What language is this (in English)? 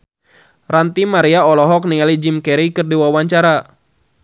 Sundanese